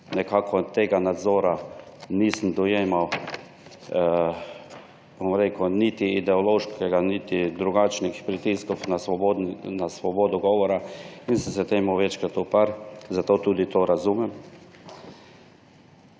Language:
Slovenian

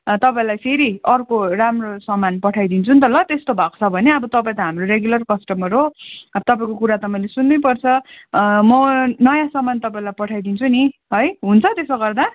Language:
Nepali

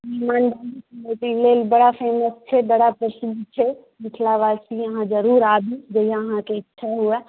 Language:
Maithili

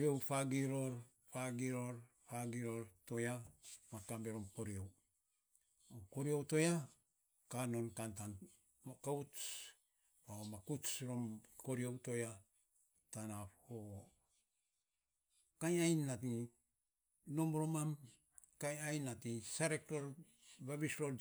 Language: Saposa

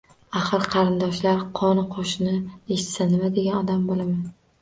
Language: Uzbek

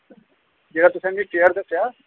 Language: Dogri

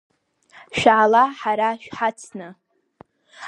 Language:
Abkhazian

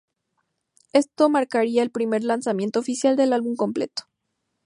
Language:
Spanish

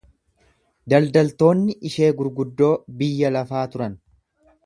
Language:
Oromo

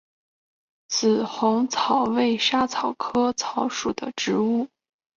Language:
Chinese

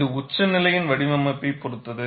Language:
Tamil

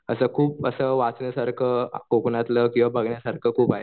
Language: Marathi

